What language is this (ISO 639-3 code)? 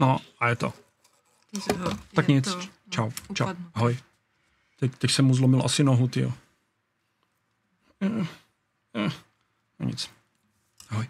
ces